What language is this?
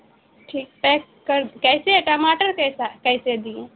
Urdu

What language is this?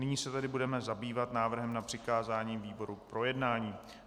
Czech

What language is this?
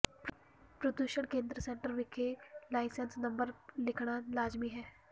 Punjabi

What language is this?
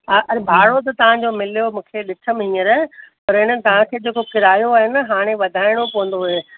Sindhi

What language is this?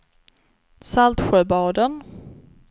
Swedish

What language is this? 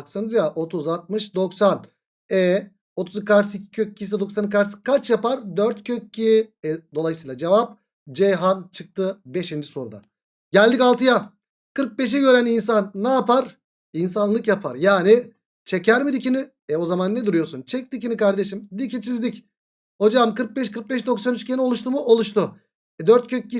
Turkish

